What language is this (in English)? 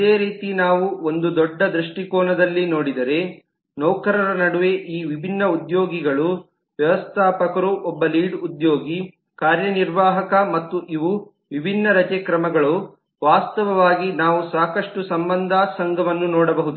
Kannada